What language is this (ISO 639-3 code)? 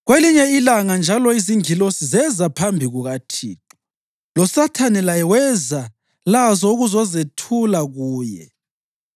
nde